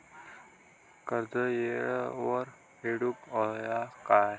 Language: Marathi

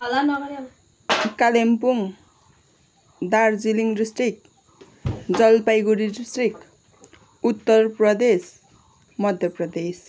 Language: Nepali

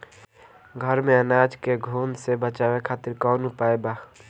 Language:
Bhojpuri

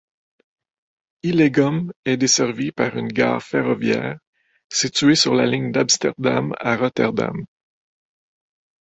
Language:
French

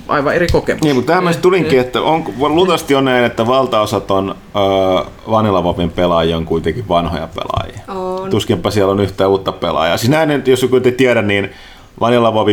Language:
Finnish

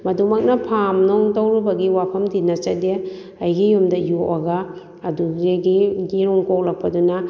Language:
Manipuri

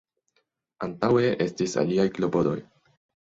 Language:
Esperanto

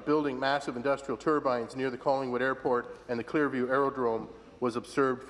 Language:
English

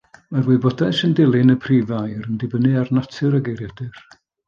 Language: Welsh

